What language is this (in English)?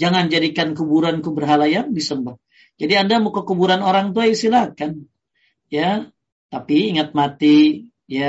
Indonesian